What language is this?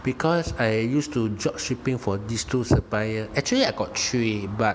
English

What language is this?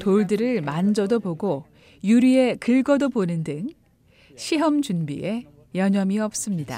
Korean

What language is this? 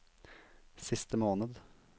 Norwegian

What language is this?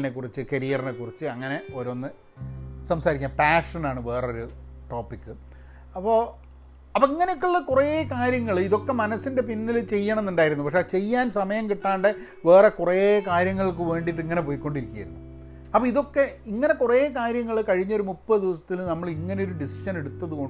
Malayalam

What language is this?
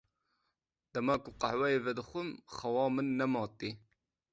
Kurdish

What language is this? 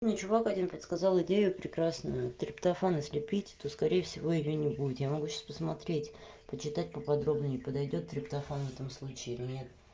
Russian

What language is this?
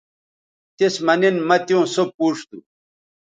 Bateri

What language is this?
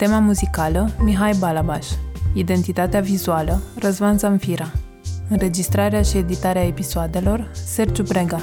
Romanian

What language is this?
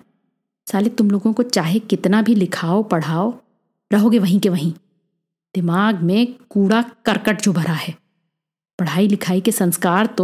Hindi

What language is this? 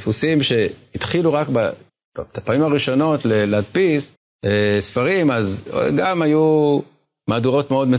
Hebrew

